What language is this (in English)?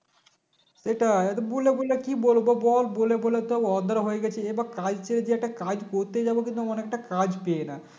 Bangla